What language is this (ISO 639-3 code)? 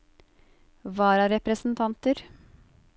nor